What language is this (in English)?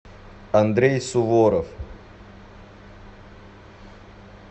Russian